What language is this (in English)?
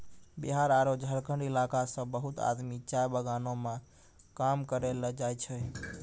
Maithili